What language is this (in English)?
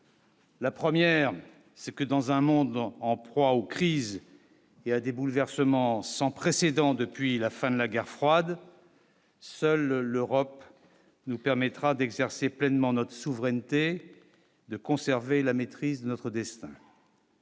French